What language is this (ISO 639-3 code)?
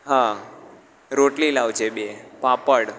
guj